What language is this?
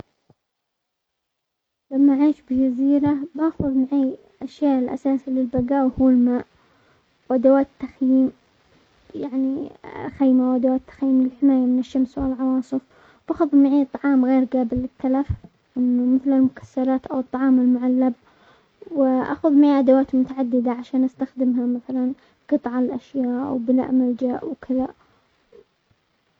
Omani Arabic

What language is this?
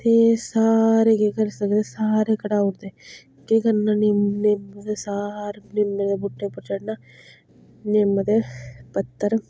Dogri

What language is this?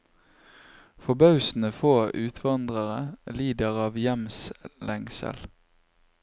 Norwegian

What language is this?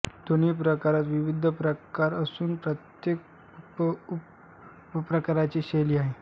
Marathi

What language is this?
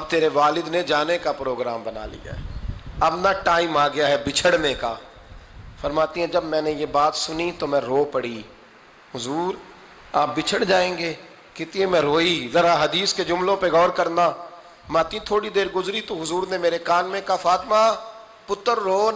Urdu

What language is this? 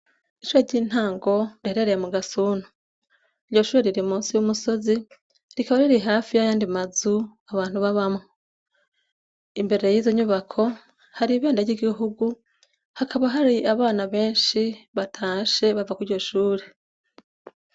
Rundi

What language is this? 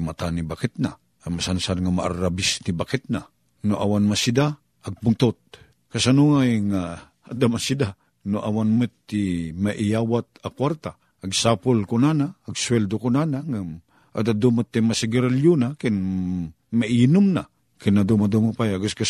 Filipino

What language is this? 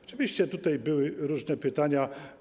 Polish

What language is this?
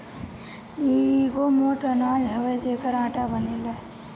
Bhojpuri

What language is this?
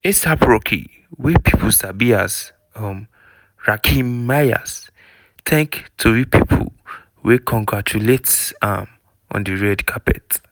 Nigerian Pidgin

